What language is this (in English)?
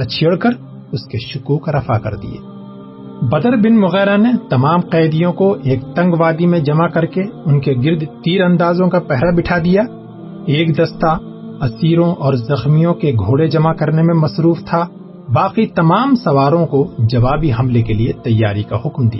Urdu